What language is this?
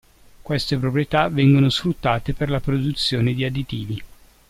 Italian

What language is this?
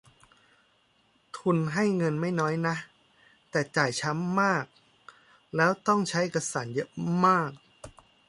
Thai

